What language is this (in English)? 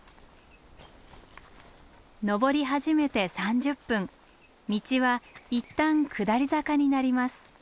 Japanese